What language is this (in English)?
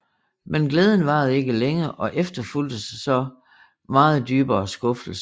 Danish